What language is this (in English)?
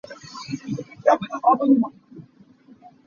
Hakha Chin